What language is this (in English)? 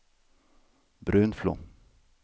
Swedish